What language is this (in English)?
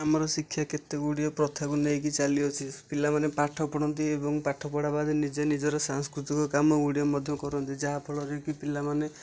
Odia